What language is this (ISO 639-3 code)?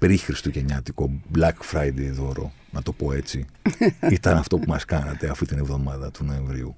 ell